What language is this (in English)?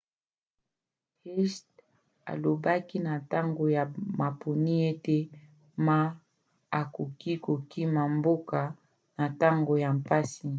Lingala